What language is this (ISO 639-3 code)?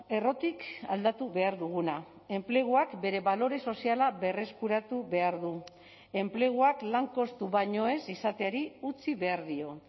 eus